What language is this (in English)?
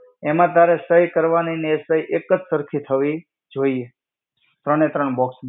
Gujarati